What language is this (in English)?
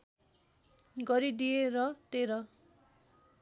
Nepali